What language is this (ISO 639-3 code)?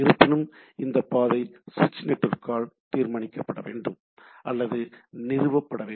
tam